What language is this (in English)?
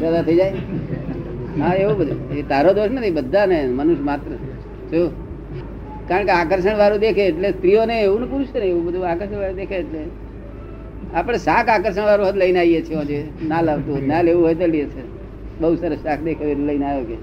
Gujarati